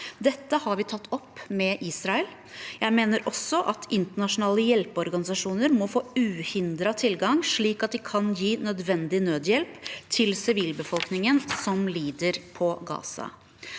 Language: Norwegian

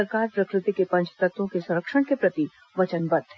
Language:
Hindi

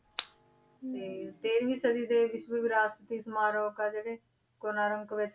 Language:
Punjabi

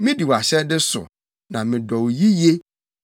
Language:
Akan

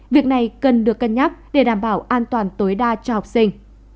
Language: Vietnamese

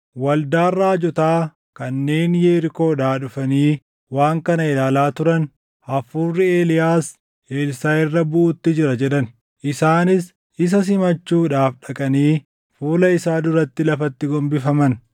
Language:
Oromo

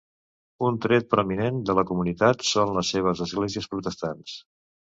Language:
Catalan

